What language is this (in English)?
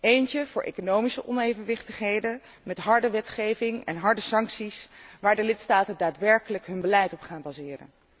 Dutch